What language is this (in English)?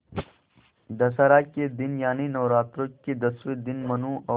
Hindi